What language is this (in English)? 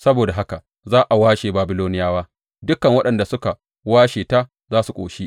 Hausa